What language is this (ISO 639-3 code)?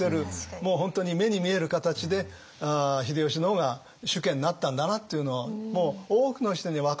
jpn